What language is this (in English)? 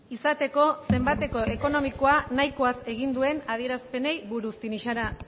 Basque